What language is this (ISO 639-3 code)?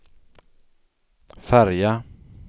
swe